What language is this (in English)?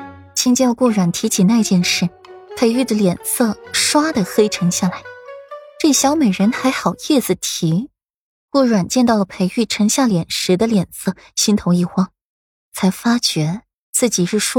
Chinese